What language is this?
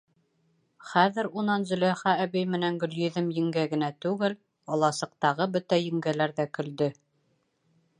Bashkir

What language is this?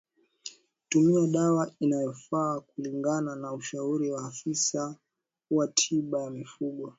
Swahili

